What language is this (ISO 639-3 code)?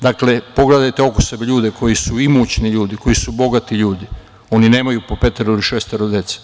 srp